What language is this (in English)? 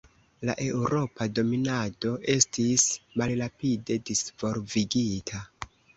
Esperanto